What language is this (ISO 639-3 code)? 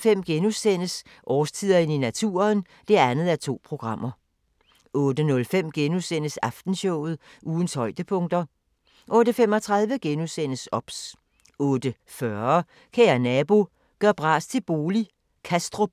dan